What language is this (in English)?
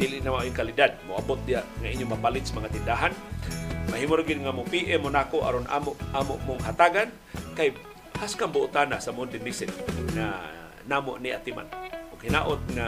Filipino